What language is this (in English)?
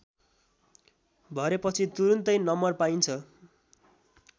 Nepali